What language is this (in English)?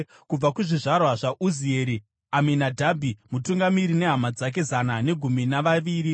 Shona